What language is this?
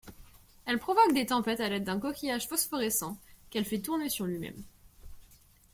French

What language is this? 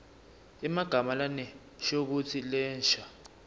Swati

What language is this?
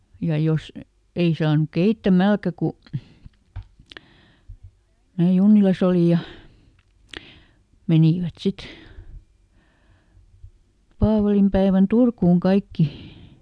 Finnish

